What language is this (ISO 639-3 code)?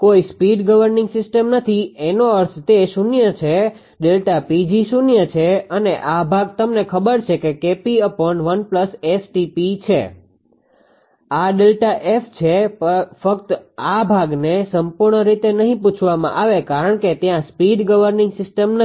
guj